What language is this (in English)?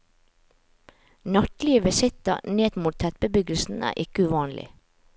Norwegian